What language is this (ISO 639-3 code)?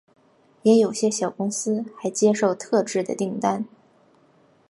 zho